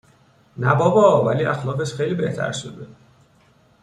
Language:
Persian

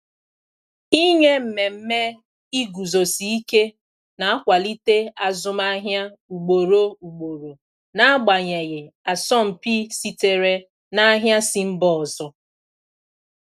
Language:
Igbo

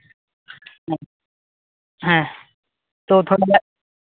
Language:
Santali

